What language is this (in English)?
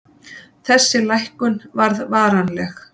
Icelandic